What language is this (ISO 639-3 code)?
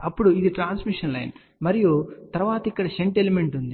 tel